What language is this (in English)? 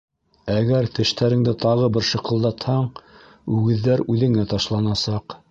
Bashkir